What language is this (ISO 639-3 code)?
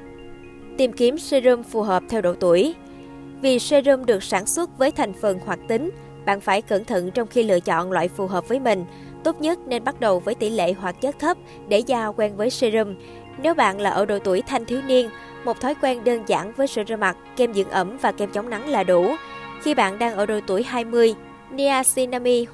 vie